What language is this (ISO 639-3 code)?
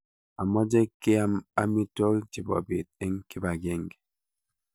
kln